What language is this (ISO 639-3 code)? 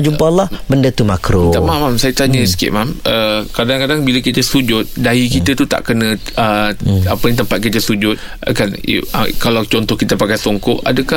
msa